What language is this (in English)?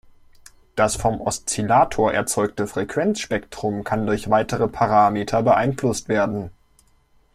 German